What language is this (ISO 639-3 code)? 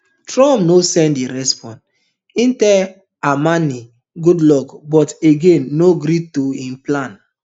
pcm